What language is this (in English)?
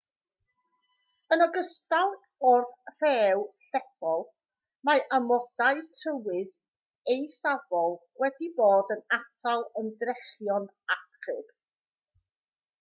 Welsh